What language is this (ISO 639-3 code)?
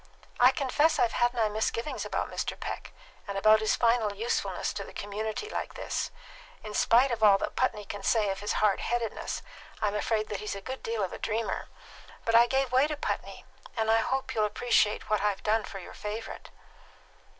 eng